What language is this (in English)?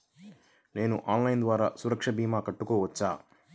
Telugu